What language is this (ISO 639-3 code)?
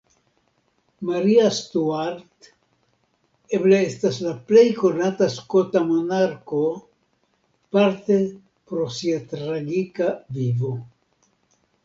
epo